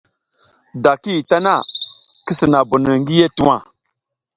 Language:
South Giziga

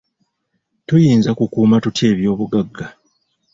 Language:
Ganda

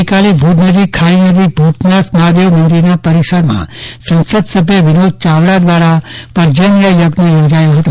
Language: Gujarati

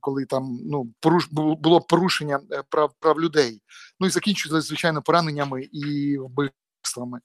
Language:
Ukrainian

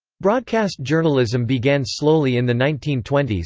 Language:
English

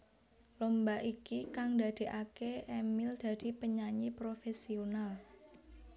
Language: Javanese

